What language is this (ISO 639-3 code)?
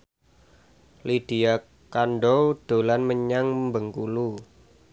jav